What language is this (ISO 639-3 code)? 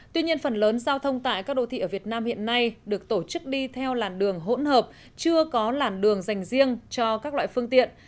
vie